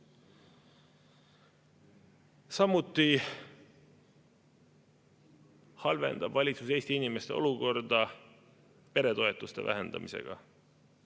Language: Estonian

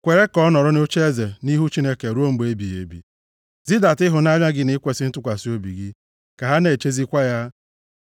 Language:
Igbo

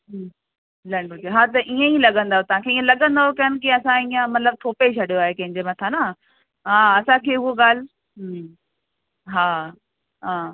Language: Sindhi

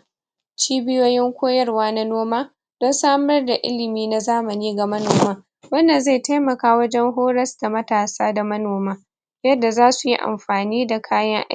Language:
Hausa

